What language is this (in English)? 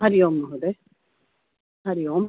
Sanskrit